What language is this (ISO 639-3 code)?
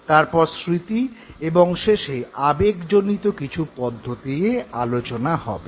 ben